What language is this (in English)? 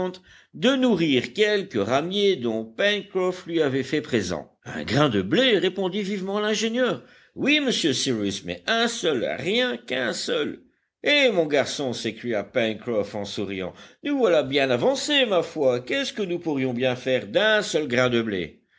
French